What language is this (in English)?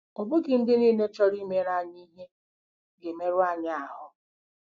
Igbo